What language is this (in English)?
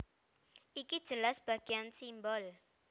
Javanese